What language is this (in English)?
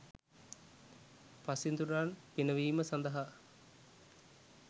Sinhala